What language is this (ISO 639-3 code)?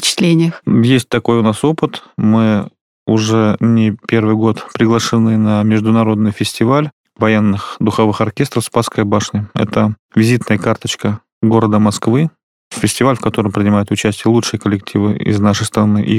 rus